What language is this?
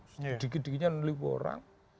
Indonesian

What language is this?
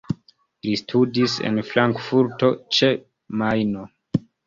Esperanto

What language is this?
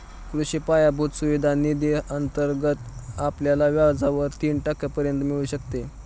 Marathi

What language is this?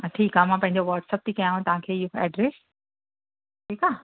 Sindhi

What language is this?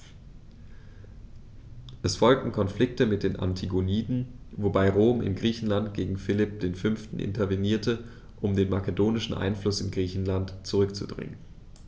German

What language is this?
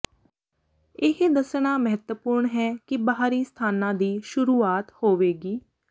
Punjabi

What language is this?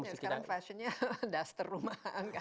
Indonesian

